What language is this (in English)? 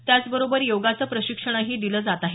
Marathi